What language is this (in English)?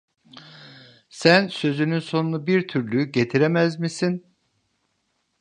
Turkish